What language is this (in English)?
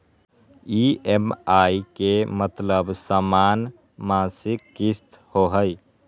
Magahi